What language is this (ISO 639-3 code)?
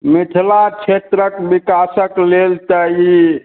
mai